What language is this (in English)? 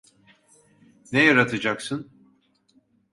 Turkish